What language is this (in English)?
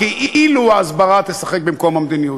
Hebrew